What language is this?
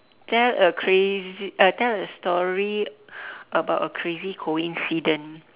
English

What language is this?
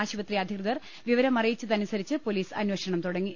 Malayalam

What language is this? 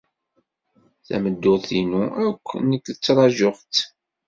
Kabyle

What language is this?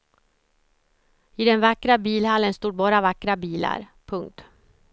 Swedish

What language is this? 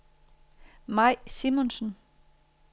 Danish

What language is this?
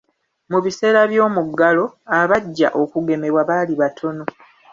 Ganda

